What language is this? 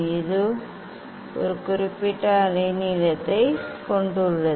Tamil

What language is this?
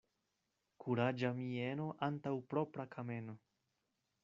Esperanto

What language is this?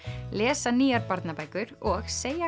Icelandic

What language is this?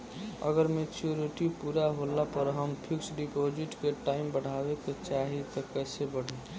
Bhojpuri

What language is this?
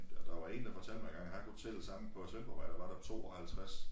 Danish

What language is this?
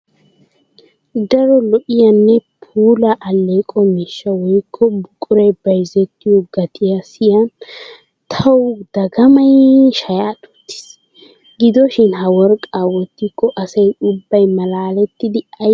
Wolaytta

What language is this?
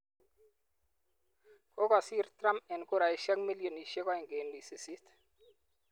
Kalenjin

